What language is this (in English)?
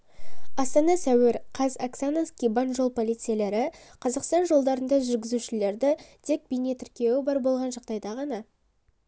Kazakh